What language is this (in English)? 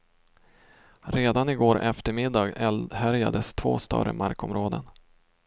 Swedish